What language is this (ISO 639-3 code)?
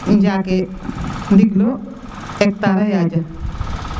srr